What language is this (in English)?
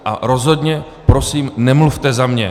Czech